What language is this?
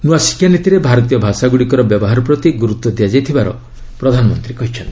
Odia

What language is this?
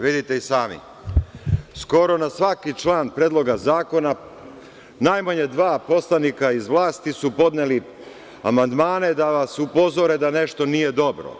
Serbian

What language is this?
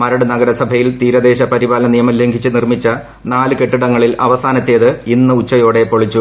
Malayalam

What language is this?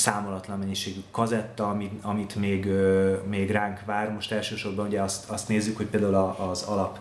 Hungarian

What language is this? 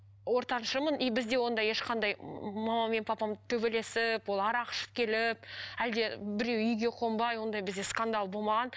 Kazakh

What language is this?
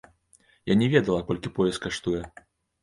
Belarusian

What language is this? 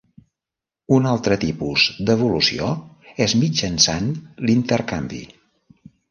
Catalan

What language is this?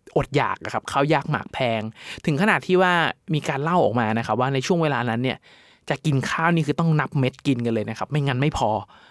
Thai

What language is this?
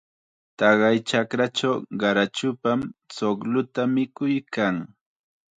Chiquián Ancash Quechua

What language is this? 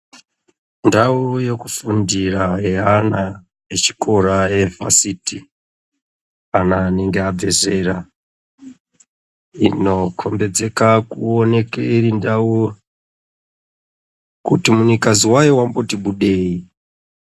Ndau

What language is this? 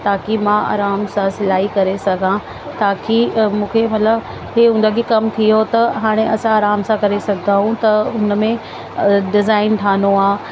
Sindhi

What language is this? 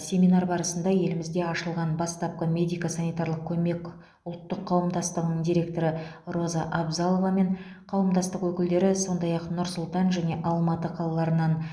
Kazakh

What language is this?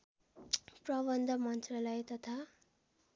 Nepali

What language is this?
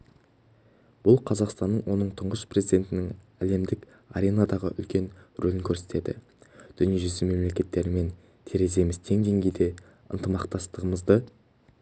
Kazakh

